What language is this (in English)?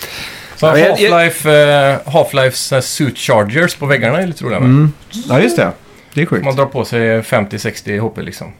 Swedish